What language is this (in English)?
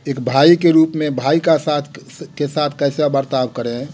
Hindi